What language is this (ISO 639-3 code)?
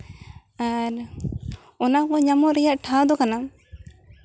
sat